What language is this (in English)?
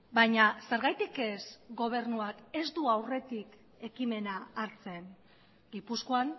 Basque